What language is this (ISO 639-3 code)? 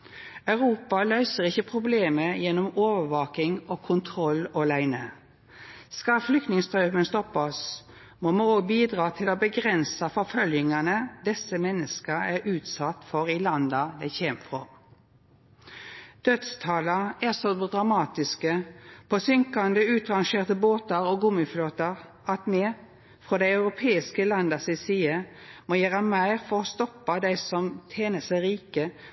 nno